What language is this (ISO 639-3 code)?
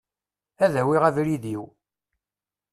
kab